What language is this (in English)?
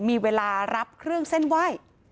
Thai